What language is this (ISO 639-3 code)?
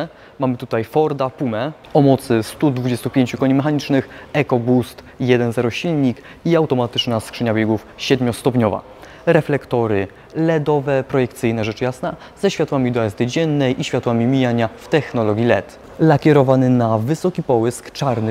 pol